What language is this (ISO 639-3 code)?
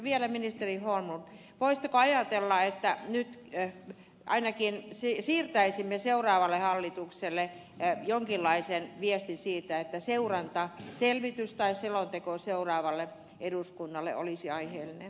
fin